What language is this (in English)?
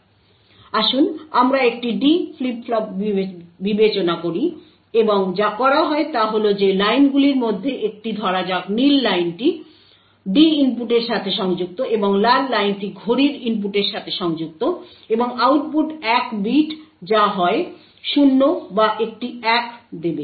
Bangla